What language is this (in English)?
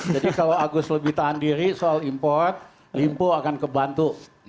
Indonesian